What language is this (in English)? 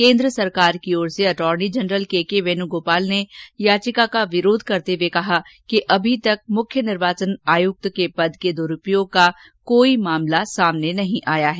Hindi